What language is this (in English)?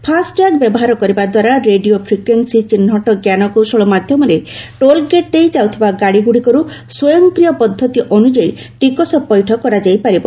Odia